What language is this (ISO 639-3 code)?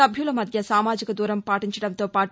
tel